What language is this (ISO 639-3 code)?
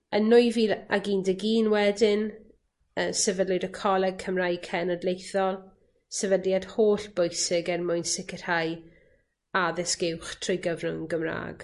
cym